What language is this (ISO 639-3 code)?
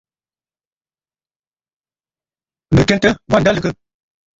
bfd